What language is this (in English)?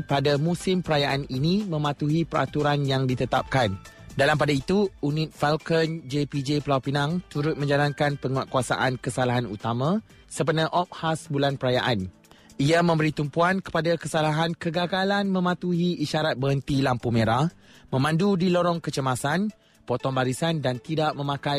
Malay